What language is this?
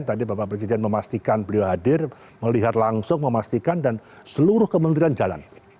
Indonesian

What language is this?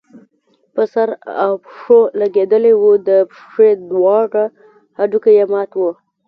Pashto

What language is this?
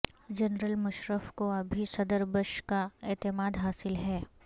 Urdu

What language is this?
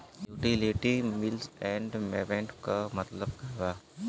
Bhojpuri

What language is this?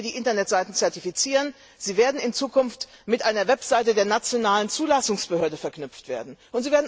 German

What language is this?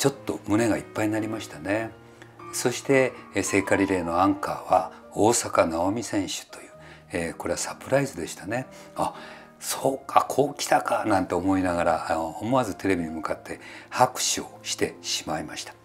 Japanese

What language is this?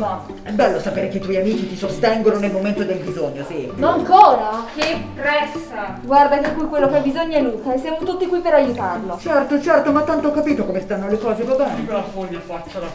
Italian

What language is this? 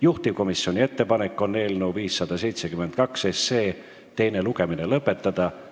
Estonian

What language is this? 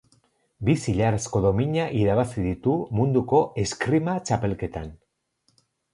Basque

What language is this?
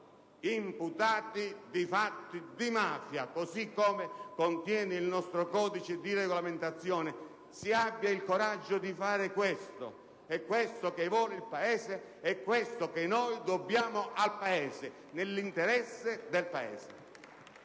Italian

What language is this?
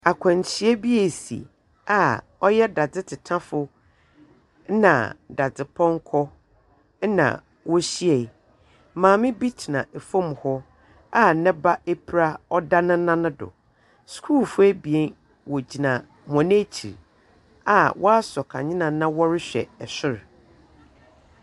Akan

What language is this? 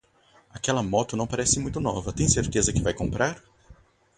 Portuguese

